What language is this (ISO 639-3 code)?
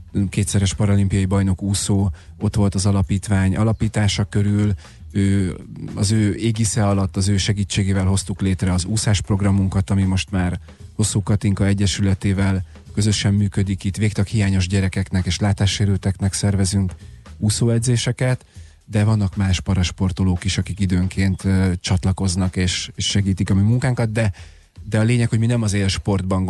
hun